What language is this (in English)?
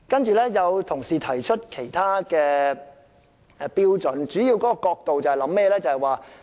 Cantonese